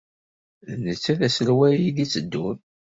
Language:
Kabyle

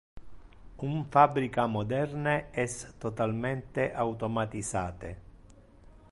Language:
Interlingua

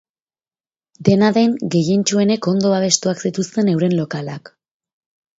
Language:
Basque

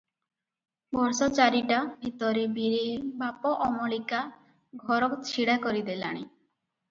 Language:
Odia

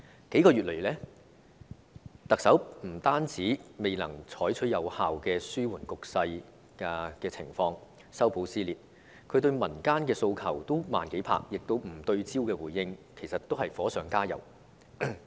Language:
Cantonese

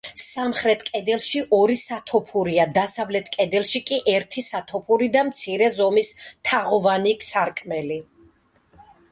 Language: Georgian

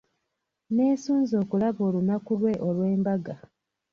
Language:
Ganda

